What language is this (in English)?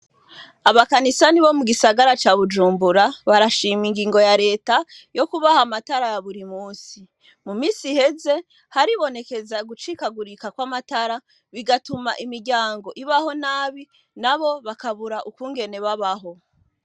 Rundi